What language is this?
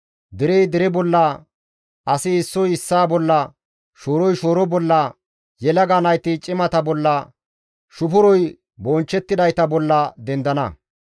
Gamo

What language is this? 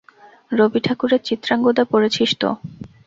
Bangla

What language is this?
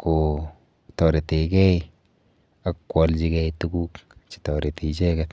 Kalenjin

